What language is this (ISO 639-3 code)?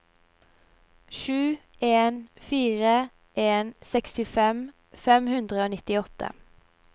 nor